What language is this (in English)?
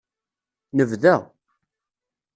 Kabyle